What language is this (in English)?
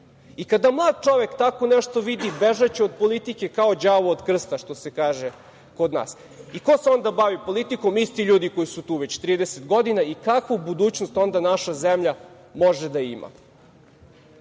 Serbian